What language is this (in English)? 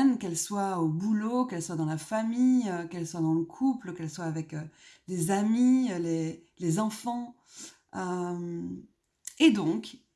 French